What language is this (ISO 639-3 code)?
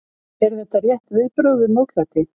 isl